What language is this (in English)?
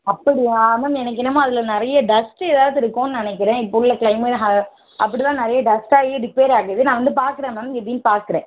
Tamil